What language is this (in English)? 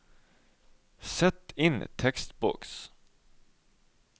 Norwegian